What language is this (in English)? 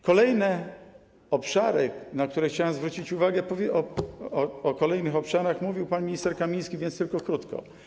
Polish